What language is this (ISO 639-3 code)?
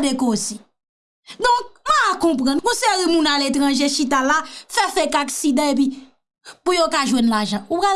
fra